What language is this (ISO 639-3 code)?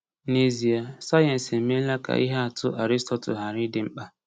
ibo